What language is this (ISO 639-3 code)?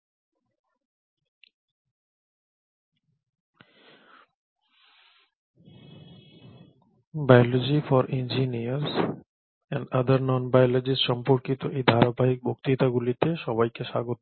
ben